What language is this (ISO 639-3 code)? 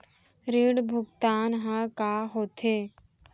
hne